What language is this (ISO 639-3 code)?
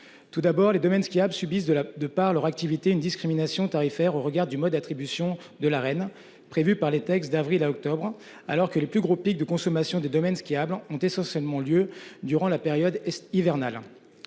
fra